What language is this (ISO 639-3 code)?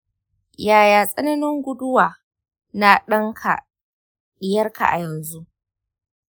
hau